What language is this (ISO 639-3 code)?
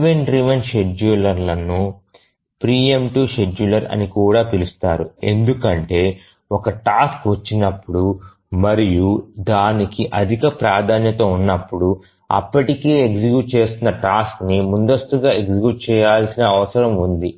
tel